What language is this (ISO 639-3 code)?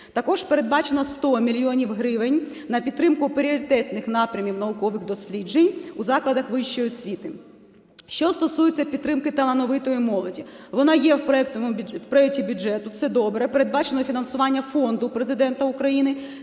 ukr